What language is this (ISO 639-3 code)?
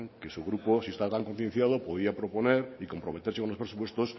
spa